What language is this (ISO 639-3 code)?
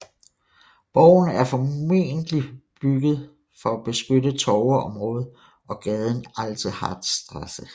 dan